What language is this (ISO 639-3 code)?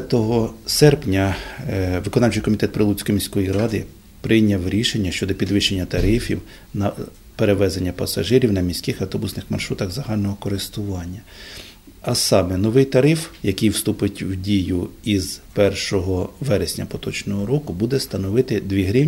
ukr